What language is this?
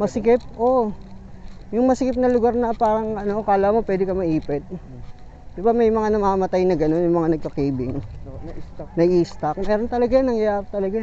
Filipino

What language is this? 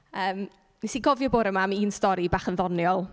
Welsh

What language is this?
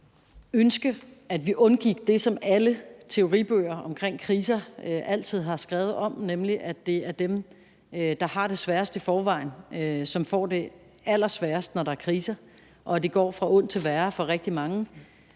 Danish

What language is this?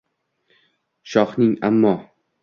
Uzbek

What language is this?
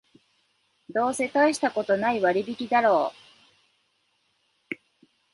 Japanese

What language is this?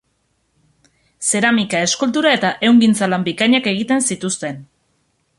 Basque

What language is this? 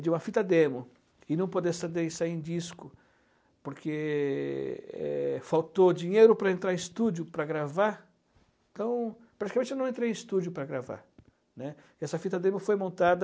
Portuguese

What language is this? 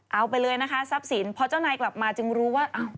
Thai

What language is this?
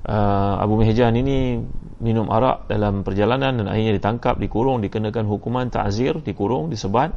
Malay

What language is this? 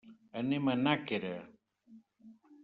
Catalan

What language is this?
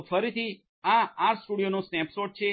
Gujarati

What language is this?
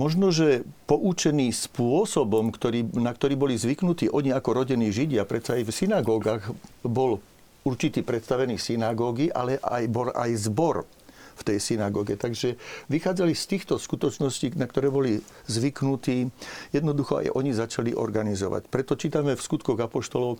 Slovak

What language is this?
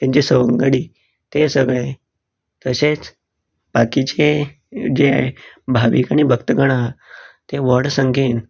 Konkani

